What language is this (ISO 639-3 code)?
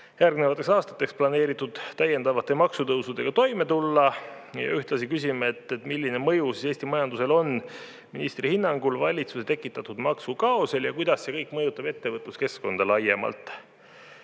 est